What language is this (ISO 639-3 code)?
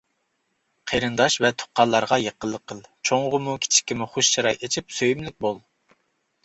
uig